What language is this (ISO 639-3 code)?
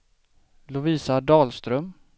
swe